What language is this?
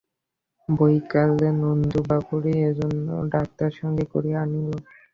Bangla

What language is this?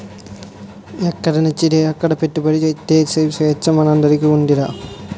Telugu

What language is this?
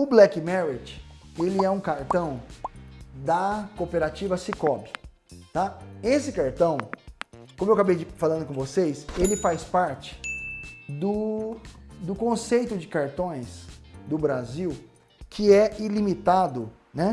Portuguese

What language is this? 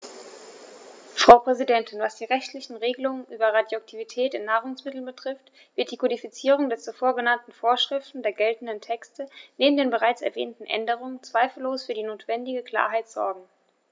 German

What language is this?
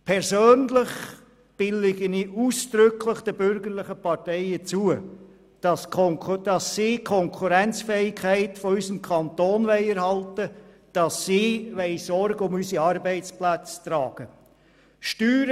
Swiss German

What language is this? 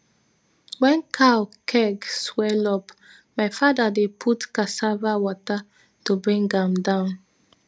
Nigerian Pidgin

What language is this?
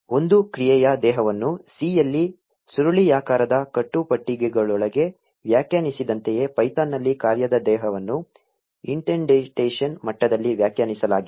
Kannada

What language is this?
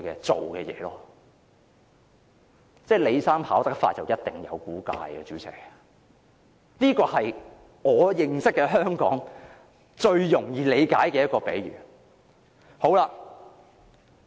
Cantonese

